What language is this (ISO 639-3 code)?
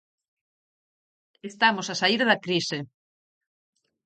glg